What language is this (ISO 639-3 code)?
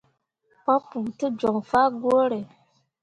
mua